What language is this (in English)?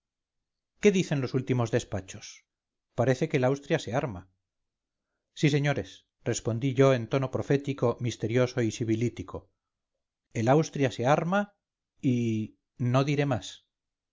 Spanish